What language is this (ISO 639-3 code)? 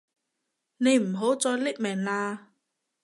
yue